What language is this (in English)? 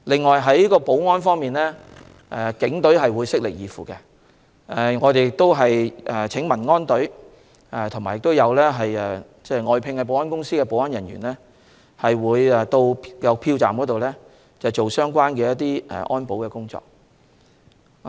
Cantonese